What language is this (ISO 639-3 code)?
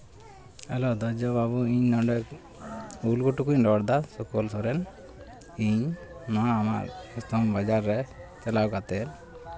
sat